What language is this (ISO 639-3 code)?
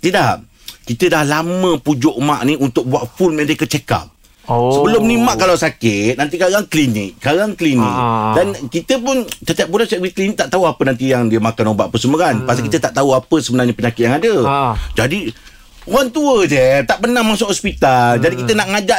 msa